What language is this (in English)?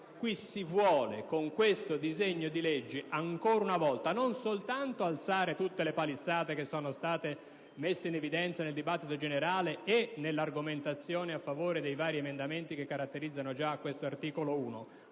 Italian